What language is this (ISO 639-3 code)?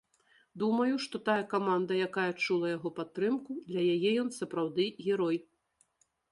bel